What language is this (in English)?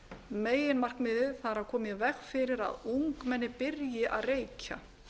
Icelandic